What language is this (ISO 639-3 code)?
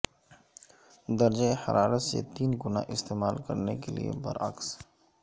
urd